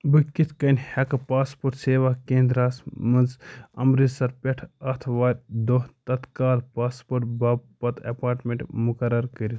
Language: Kashmiri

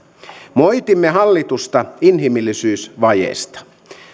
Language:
Finnish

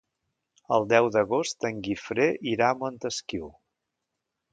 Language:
Catalan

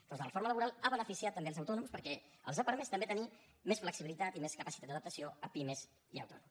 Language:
Catalan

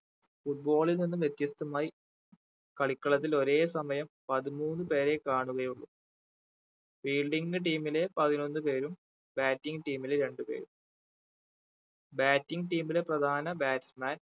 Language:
Malayalam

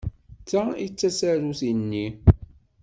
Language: Kabyle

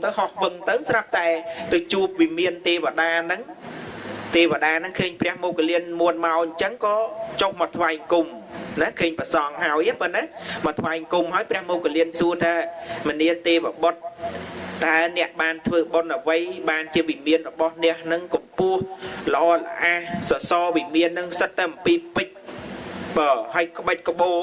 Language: Vietnamese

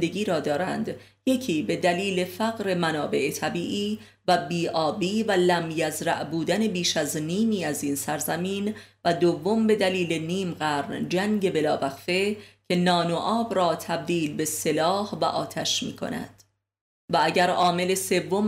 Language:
Persian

